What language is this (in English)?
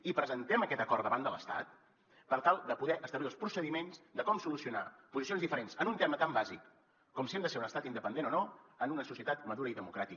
Catalan